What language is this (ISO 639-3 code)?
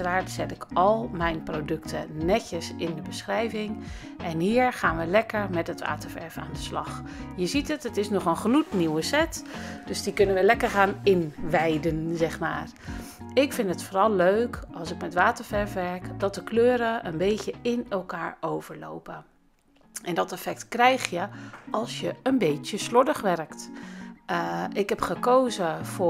nld